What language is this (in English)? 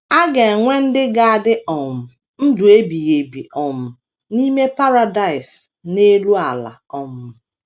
Igbo